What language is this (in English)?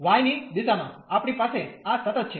Gujarati